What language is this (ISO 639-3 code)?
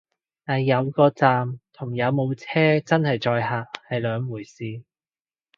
yue